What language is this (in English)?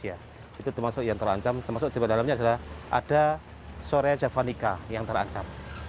Indonesian